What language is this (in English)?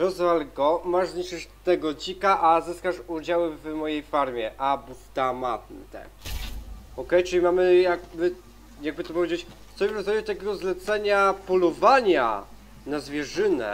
Polish